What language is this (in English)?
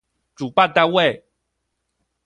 Chinese